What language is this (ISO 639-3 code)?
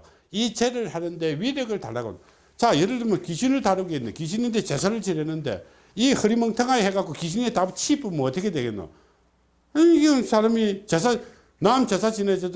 kor